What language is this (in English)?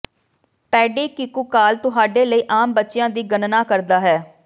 Punjabi